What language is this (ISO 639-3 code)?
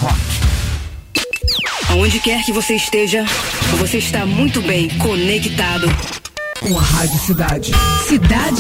por